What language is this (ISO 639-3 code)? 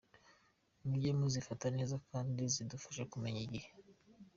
kin